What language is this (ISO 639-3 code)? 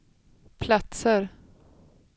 swe